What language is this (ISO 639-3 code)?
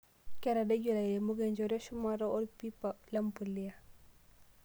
mas